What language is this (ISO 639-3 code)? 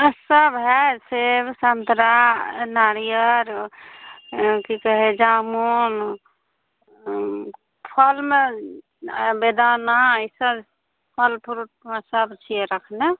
mai